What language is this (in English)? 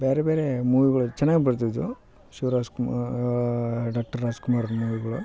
Kannada